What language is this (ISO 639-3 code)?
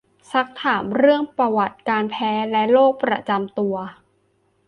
tha